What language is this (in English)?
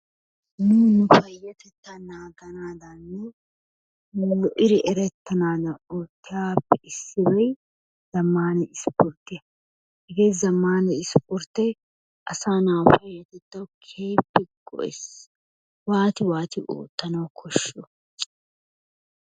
Wolaytta